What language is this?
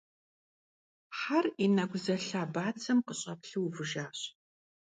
Kabardian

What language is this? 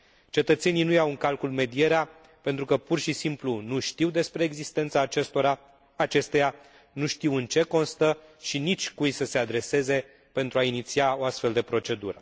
Romanian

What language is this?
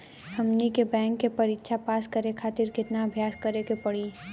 Bhojpuri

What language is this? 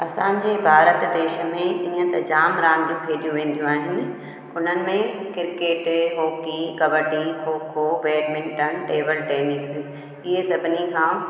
Sindhi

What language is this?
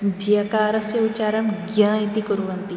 Sanskrit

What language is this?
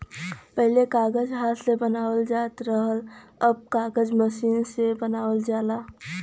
Bhojpuri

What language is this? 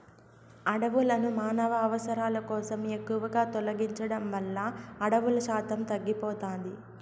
Telugu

